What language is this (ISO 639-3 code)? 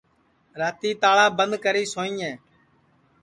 ssi